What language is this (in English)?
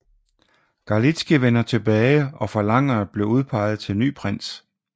Danish